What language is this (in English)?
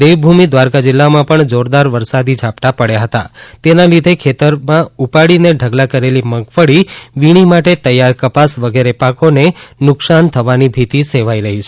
Gujarati